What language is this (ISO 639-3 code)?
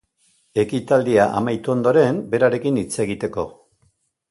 eus